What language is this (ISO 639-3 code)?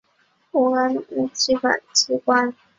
zho